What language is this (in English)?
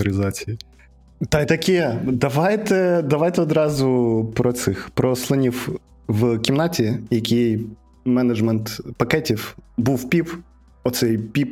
Ukrainian